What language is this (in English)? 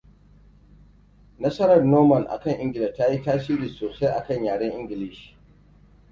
Hausa